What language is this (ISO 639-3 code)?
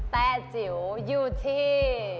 tha